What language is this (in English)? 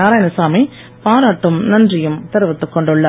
Tamil